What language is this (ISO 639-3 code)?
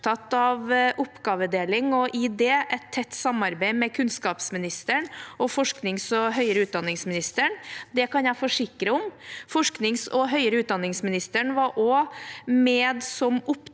nor